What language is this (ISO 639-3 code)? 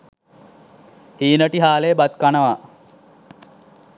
sin